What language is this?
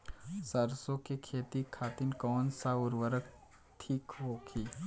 Bhojpuri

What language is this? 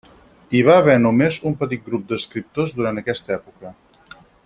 Catalan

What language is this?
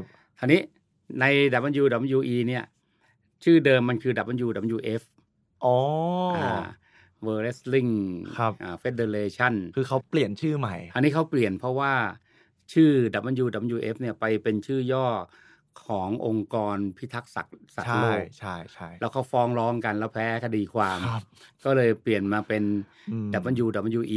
Thai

